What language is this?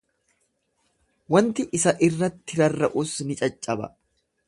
Oromo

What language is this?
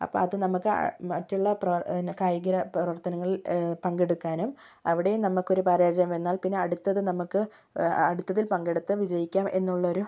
Malayalam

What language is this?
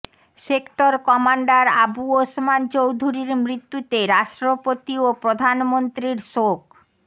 Bangla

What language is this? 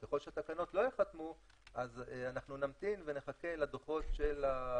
Hebrew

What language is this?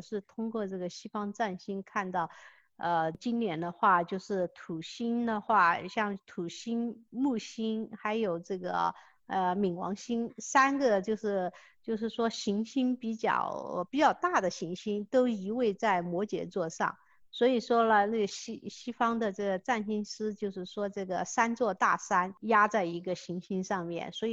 Chinese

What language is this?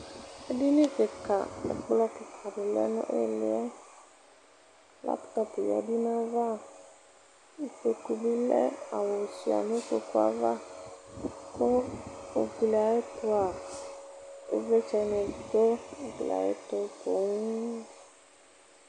Ikposo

